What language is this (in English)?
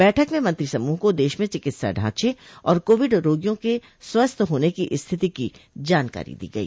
Hindi